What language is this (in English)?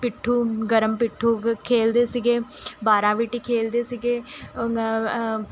Punjabi